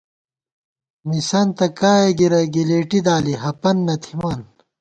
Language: Gawar-Bati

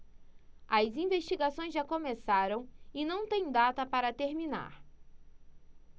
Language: Portuguese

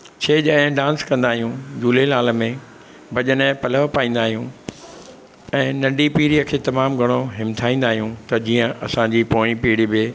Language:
Sindhi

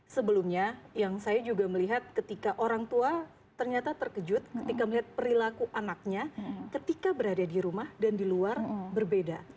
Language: Indonesian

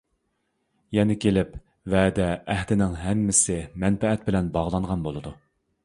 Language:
Uyghur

